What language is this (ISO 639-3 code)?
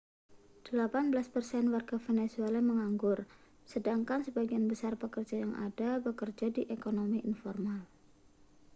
ind